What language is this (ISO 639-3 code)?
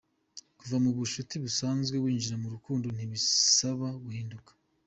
kin